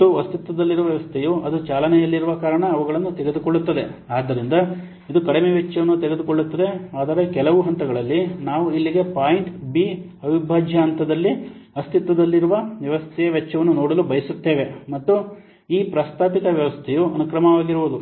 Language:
Kannada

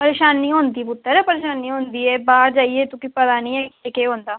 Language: Dogri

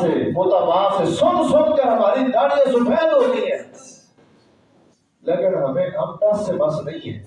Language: Urdu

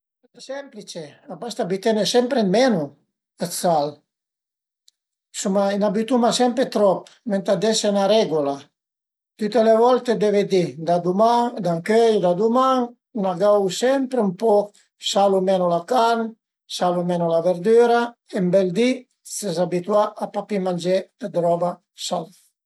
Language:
Piedmontese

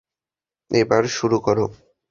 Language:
Bangla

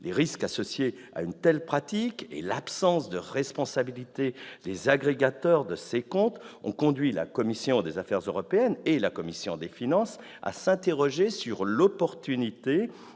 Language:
French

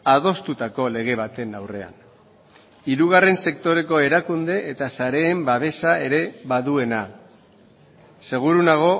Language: Basque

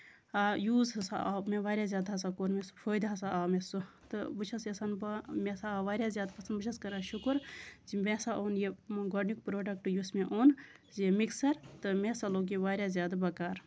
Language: Kashmiri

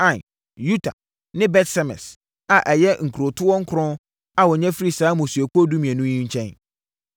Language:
Akan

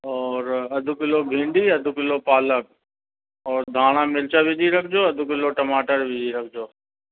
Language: Sindhi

